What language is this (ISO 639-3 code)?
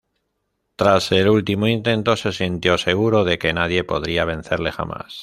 spa